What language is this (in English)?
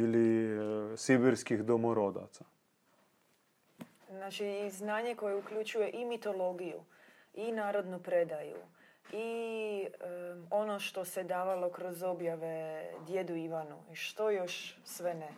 Croatian